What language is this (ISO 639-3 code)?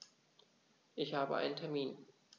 deu